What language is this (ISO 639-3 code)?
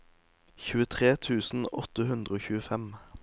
nor